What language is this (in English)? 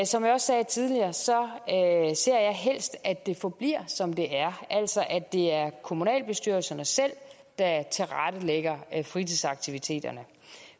Danish